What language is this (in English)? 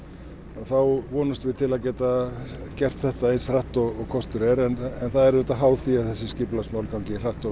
Icelandic